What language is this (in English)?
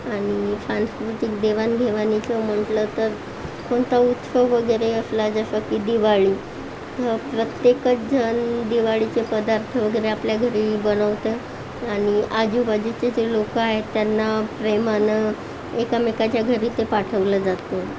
Marathi